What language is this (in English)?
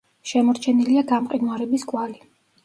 Georgian